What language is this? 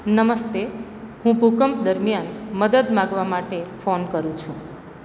Gujarati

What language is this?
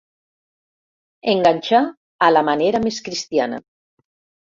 Catalan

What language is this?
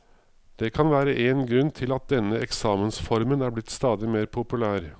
Norwegian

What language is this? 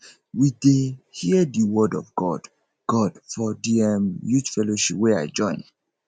Nigerian Pidgin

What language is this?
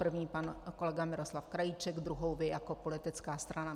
Czech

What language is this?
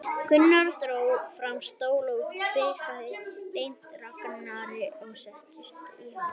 Icelandic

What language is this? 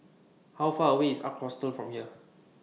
English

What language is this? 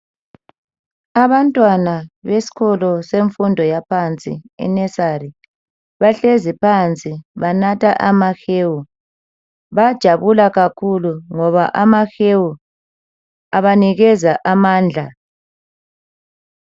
North Ndebele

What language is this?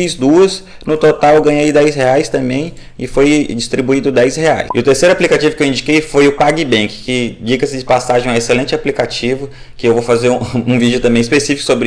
Portuguese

